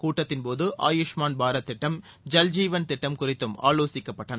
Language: Tamil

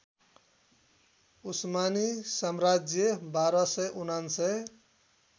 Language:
Nepali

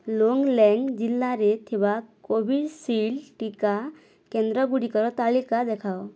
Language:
Odia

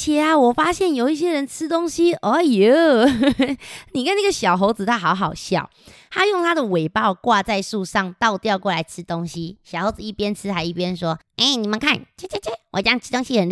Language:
Chinese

